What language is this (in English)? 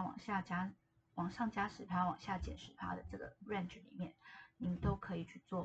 Chinese